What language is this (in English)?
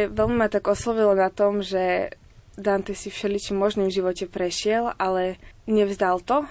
Slovak